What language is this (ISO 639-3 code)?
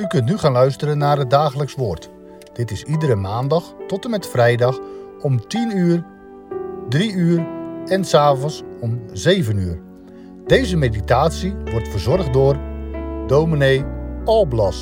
nld